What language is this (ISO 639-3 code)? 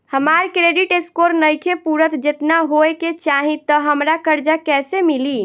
bho